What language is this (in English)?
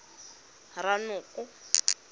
Tswana